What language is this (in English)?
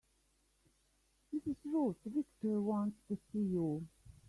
English